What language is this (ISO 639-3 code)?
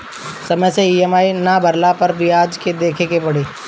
bho